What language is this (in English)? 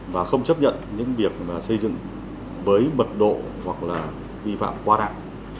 Vietnamese